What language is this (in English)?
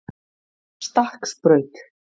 Icelandic